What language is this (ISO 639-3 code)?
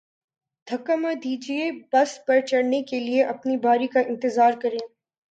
urd